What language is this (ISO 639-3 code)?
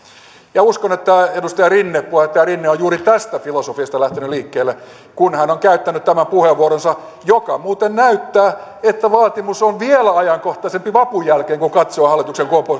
fin